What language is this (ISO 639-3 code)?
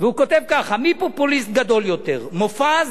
heb